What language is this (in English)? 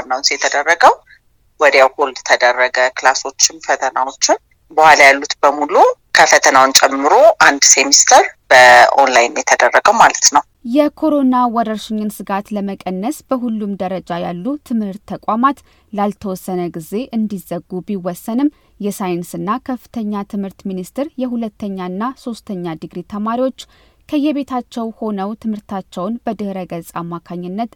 Amharic